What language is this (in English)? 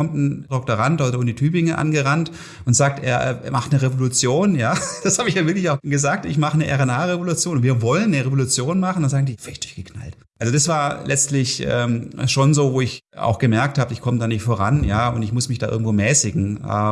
German